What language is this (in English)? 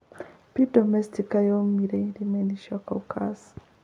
Kikuyu